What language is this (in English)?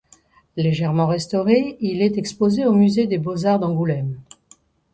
French